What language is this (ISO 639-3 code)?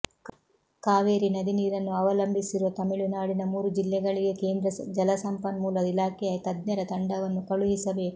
kan